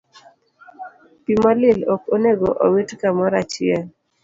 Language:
Luo (Kenya and Tanzania)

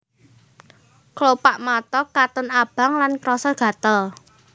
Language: Javanese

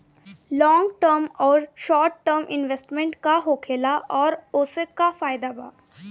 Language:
Bhojpuri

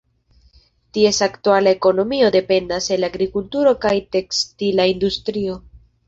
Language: Esperanto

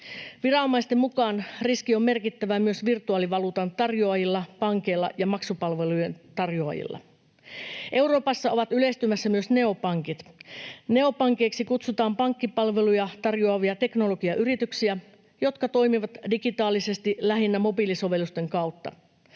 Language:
Finnish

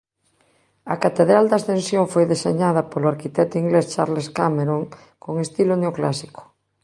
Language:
Galician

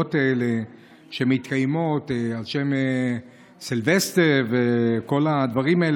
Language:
Hebrew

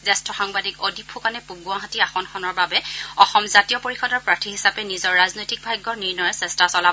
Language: Assamese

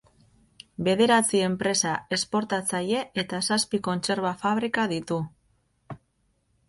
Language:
Basque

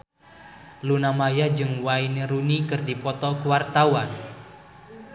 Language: Sundanese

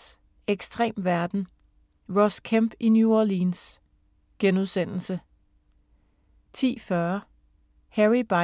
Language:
Danish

